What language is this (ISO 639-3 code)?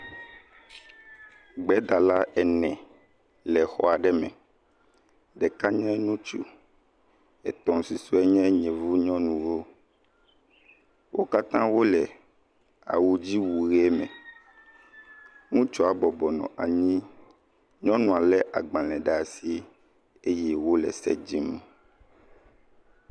ewe